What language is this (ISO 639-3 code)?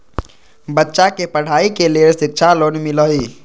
mag